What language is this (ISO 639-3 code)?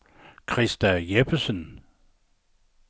dan